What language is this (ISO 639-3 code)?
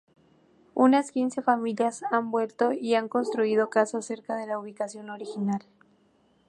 spa